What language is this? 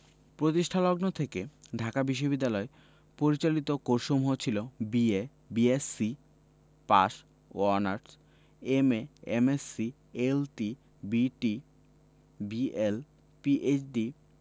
Bangla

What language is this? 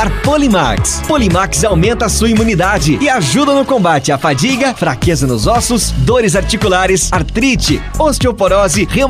Portuguese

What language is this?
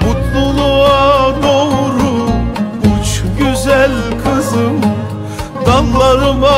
Turkish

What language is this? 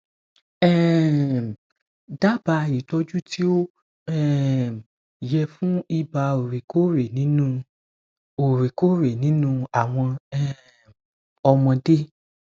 Yoruba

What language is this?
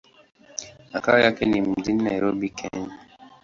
Swahili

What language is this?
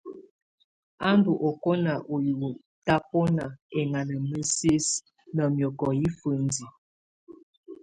Tunen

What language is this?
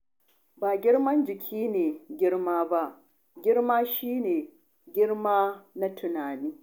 Hausa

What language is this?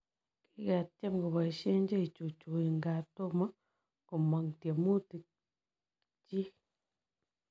Kalenjin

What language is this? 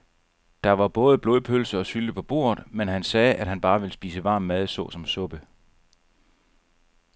Danish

